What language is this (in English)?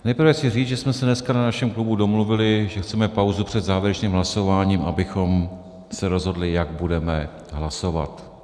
Czech